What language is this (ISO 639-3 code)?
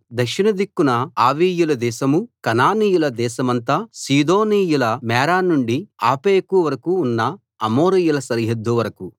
tel